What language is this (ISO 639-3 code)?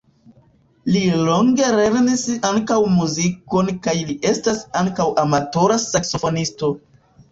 epo